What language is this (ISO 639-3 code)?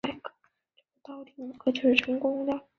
zho